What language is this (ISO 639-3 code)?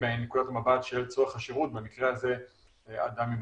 heb